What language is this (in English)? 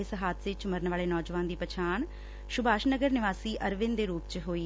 Punjabi